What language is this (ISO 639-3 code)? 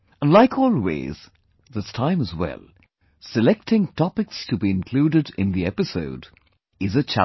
eng